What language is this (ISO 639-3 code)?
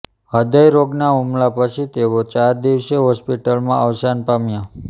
guj